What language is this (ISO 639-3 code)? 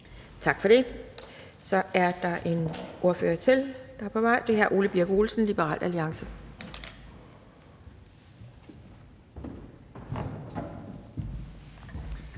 dan